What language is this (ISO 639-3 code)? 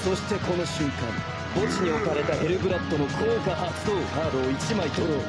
jpn